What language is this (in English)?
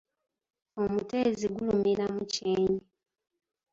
Ganda